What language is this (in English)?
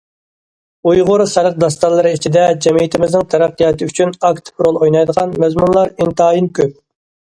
Uyghur